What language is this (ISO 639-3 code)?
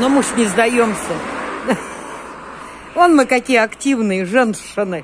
rus